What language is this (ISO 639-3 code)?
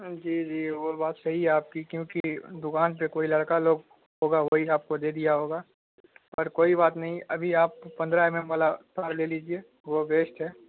urd